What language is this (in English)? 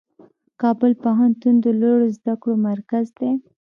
Pashto